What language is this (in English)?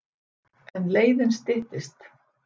Icelandic